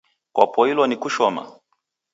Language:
Taita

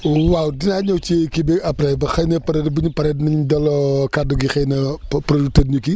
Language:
Wolof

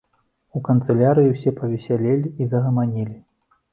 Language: Belarusian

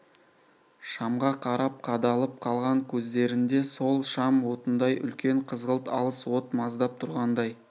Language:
Kazakh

